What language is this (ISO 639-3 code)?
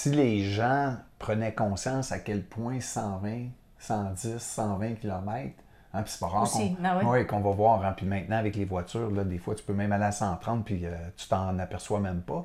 fra